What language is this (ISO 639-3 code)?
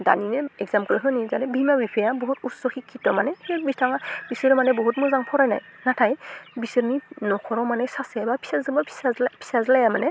brx